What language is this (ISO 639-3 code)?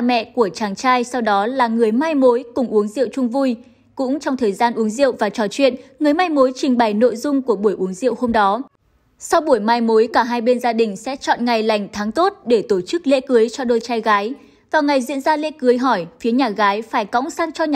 vie